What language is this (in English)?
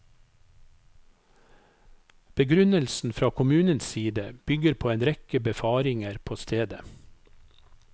Norwegian